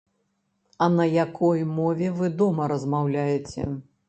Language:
Belarusian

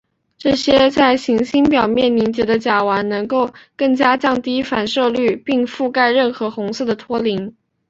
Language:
Chinese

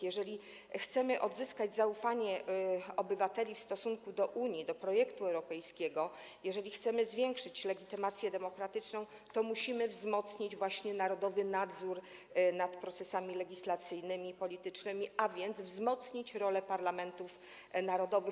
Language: Polish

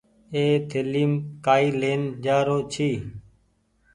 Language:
Goaria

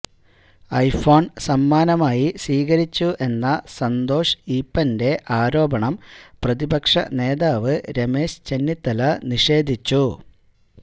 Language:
Malayalam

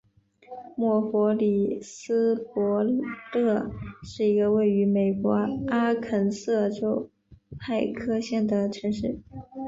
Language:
Chinese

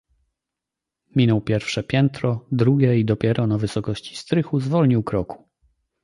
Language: Polish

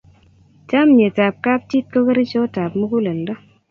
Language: Kalenjin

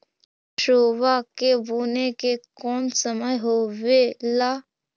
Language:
Magahi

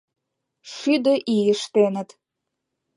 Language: Mari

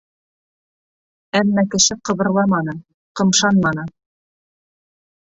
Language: Bashkir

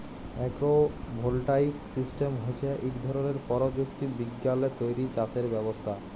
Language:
Bangla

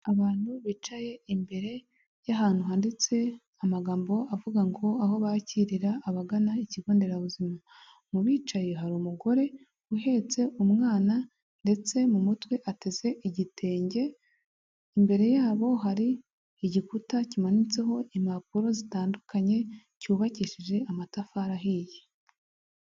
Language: Kinyarwanda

